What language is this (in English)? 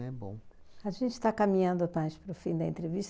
Portuguese